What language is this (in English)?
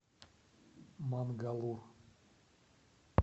Russian